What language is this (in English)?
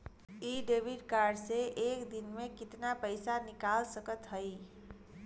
Bhojpuri